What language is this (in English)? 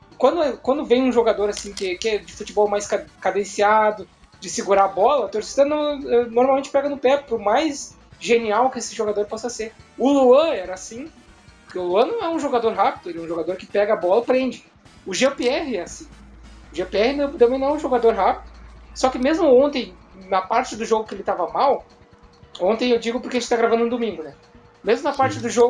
Portuguese